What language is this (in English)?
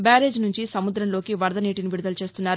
Telugu